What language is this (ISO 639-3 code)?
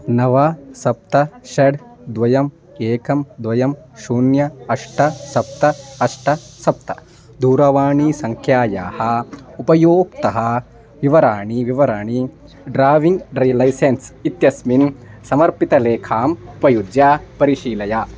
san